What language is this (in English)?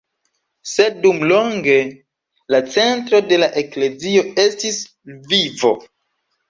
Esperanto